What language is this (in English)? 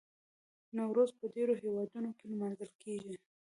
Pashto